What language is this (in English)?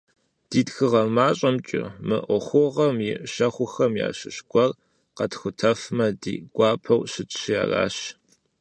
Kabardian